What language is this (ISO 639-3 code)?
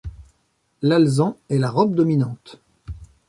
fra